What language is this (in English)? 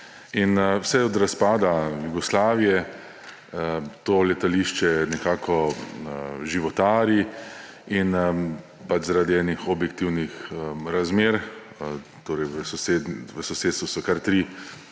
Slovenian